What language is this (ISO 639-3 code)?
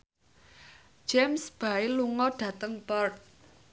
jav